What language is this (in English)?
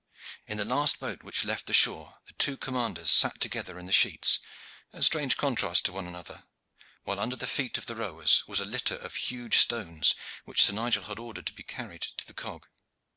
English